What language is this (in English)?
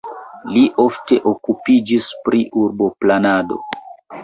Esperanto